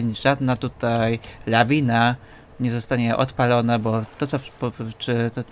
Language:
Polish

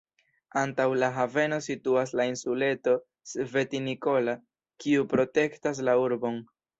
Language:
Esperanto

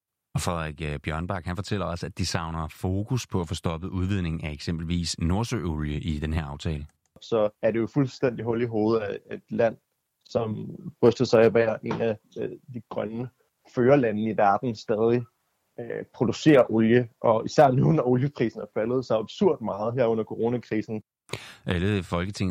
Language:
Danish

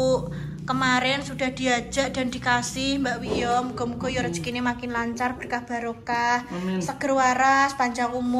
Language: Indonesian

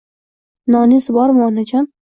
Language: Uzbek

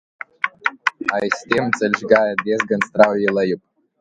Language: Latvian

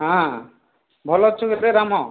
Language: Odia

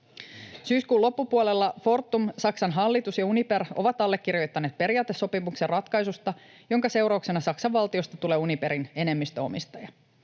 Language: Finnish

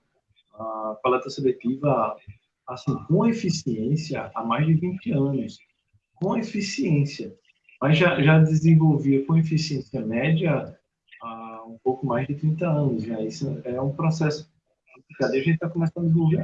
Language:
Portuguese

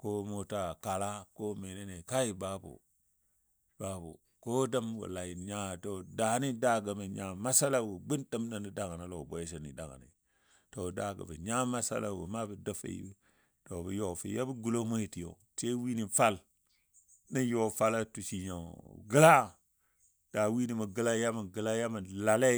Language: Dadiya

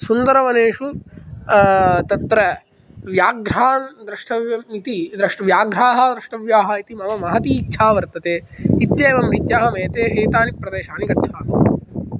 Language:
Sanskrit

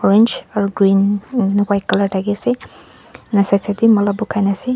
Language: Naga Pidgin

